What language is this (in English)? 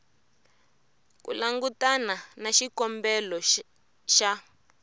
Tsonga